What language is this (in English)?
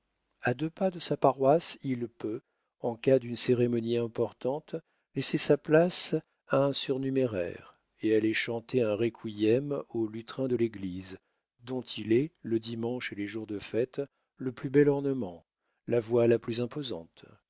French